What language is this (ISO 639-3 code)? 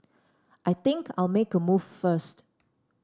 eng